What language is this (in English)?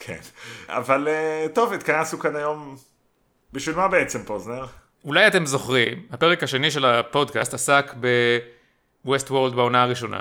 Hebrew